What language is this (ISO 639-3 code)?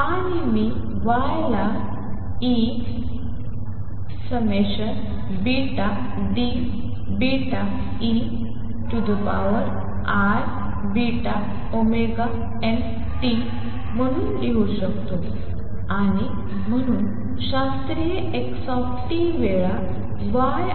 mar